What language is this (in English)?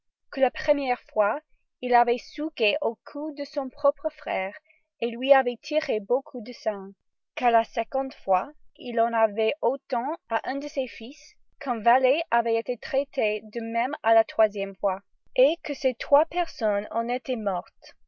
French